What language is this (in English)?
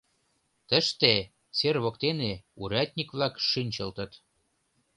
Mari